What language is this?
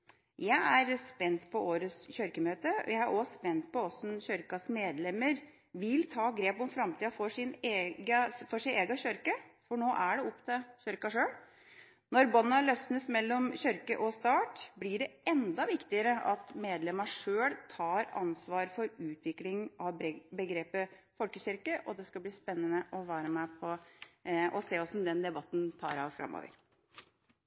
Norwegian Bokmål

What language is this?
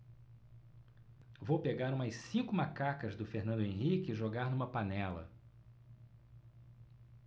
Portuguese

